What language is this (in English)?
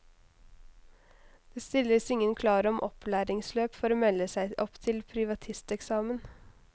Norwegian